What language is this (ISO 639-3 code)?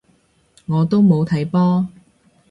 yue